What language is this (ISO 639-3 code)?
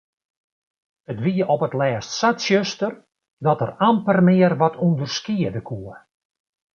fry